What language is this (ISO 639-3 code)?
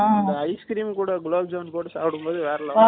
tam